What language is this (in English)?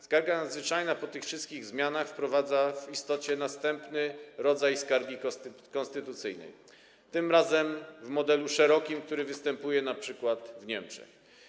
Polish